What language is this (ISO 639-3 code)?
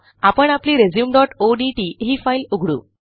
mar